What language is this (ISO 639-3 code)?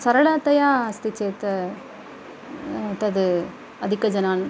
san